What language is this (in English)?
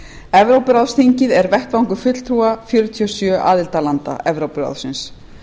Icelandic